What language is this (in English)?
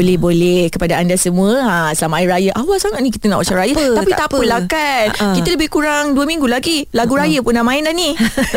Malay